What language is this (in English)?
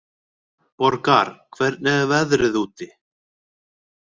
Icelandic